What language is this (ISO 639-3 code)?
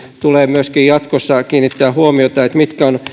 fin